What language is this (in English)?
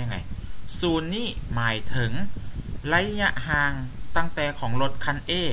Thai